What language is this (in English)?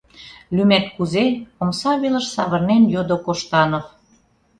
Mari